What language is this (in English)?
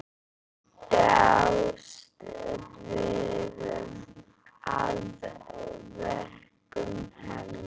Icelandic